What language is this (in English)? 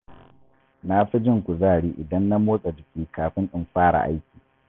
Hausa